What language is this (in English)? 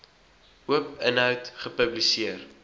Afrikaans